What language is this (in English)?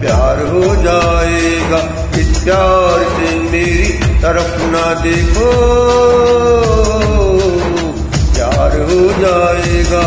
Indonesian